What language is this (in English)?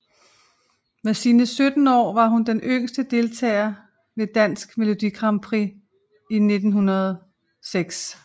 Danish